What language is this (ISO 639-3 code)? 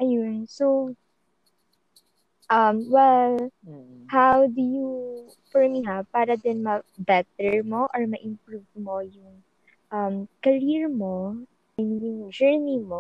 fil